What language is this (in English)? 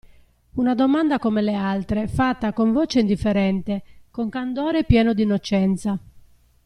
Italian